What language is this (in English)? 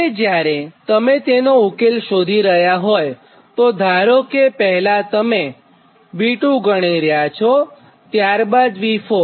Gujarati